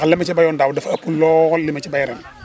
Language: Wolof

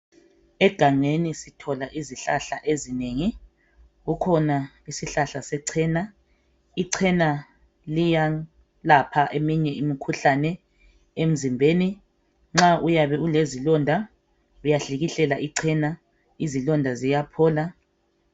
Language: North Ndebele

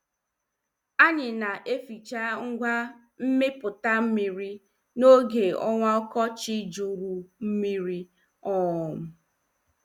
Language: Igbo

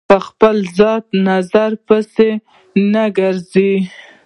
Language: Pashto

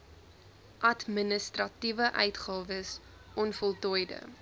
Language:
Afrikaans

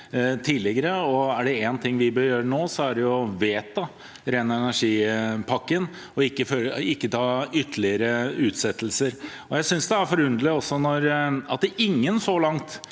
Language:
Norwegian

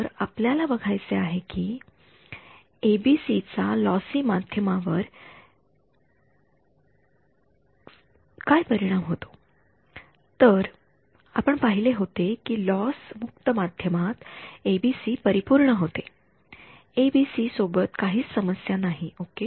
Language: Marathi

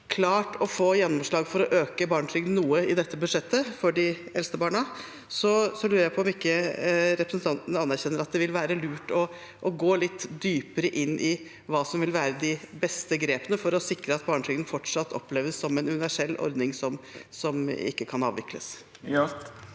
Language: Norwegian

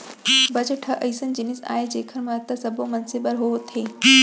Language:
Chhattisgarhi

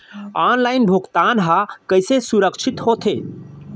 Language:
Chhattisgarhi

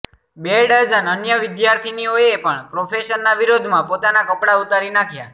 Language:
Gujarati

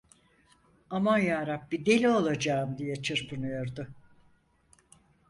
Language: Turkish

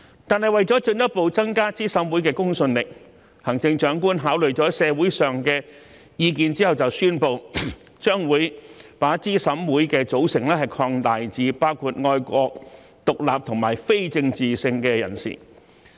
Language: Cantonese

